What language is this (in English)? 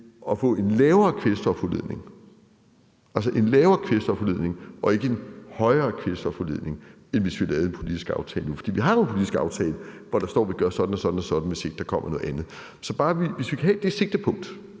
Danish